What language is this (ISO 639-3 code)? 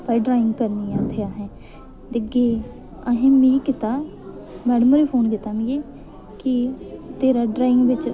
doi